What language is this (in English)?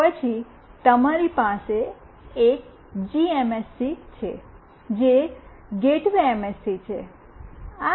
Gujarati